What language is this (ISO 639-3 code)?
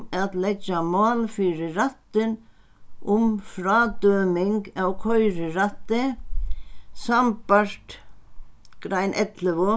fao